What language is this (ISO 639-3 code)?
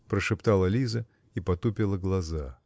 rus